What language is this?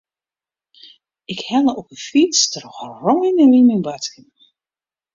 Western Frisian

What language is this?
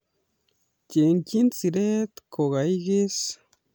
Kalenjin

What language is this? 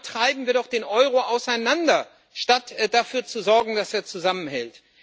German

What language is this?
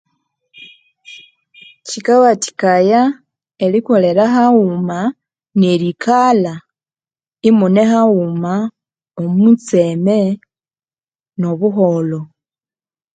Konzo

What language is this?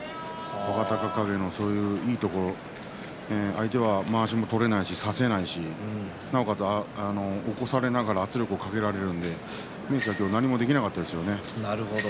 Japanese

